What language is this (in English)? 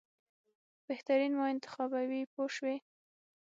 Pashto